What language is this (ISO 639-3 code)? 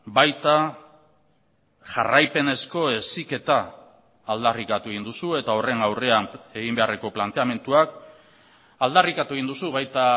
eus